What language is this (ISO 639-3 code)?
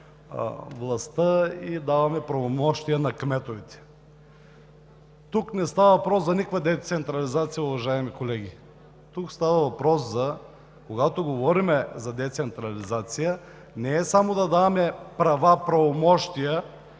bul